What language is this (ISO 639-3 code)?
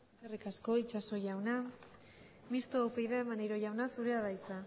eus